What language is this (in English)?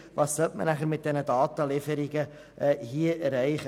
Swiss German